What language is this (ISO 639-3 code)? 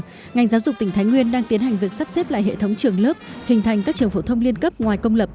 vie